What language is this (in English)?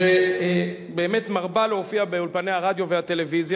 Hebrew